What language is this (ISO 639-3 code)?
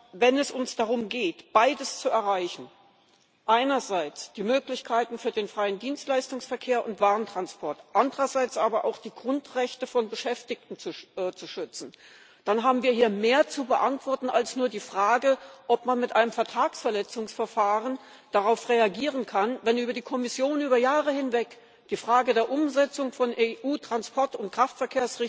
deu